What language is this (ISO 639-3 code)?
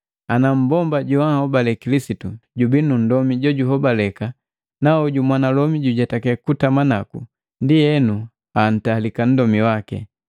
mgv